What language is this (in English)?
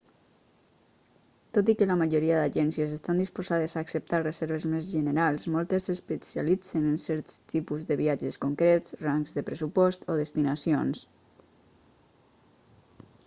Catalan